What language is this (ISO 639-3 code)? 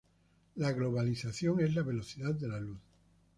spa